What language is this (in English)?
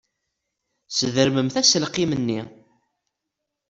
Kabyle